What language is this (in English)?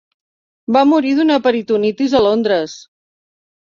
Catalan